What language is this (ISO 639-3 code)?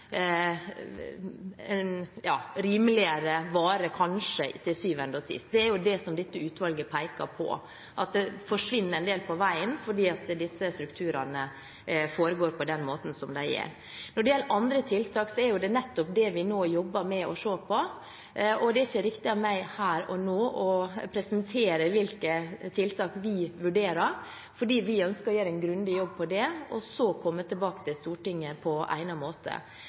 nob